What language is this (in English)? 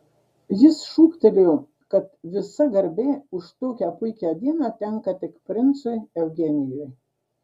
Lithuanian